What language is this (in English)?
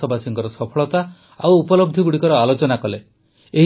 Odia